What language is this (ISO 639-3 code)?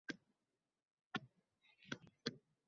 uzb